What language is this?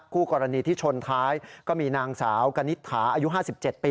Thai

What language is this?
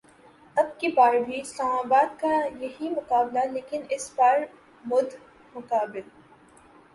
Urdu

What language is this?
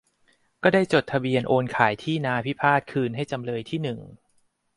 Thai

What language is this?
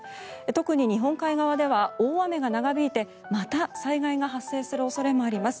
Japanese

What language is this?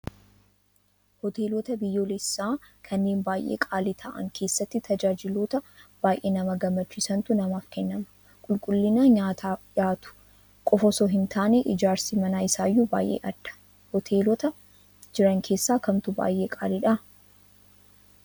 Oromo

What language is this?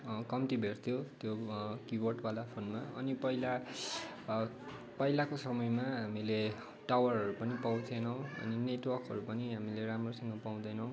Nepali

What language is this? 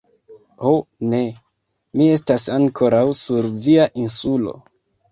Esperanto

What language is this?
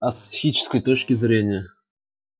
Russian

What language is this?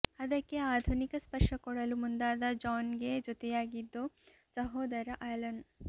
Kannada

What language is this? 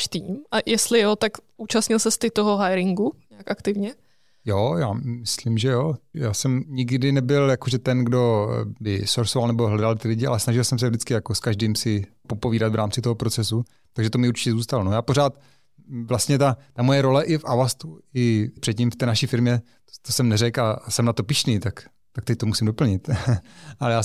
Czech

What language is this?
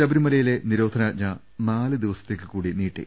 Malayalam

